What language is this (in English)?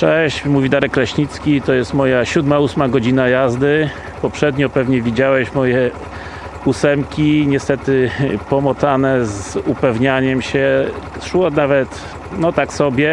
Polish